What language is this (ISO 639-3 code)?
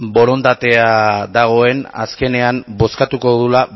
eus